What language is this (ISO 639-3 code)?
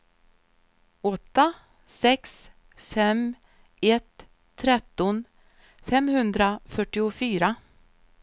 swe